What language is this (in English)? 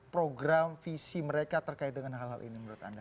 Indonesian